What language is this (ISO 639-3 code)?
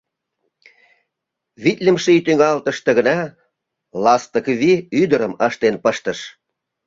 chm